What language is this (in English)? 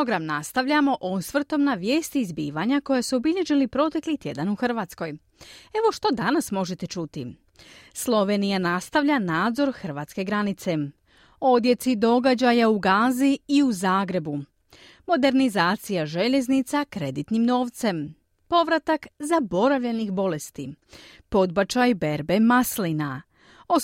Croatian